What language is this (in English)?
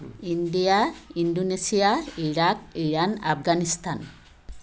Assamese